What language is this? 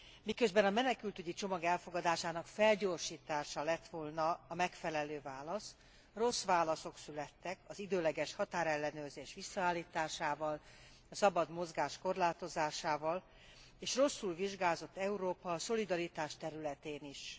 Hungarian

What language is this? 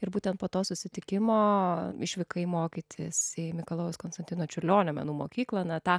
Lithuanian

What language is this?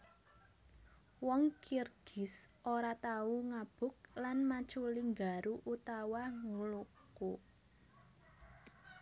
Javanese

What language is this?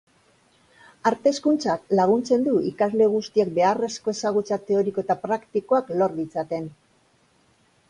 Basque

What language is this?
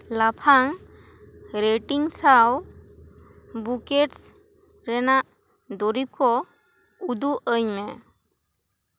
Santali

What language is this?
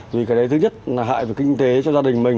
Vietnamese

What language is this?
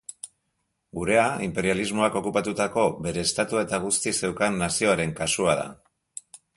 Basque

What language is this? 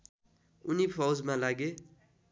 Nepali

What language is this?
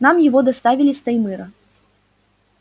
Russian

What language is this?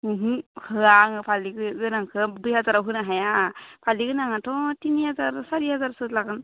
Bodo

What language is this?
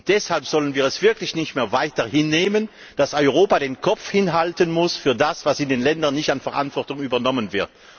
German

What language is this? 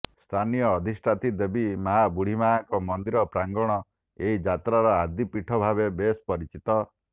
Odia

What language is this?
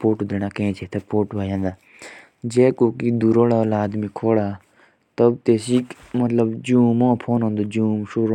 Jaunsari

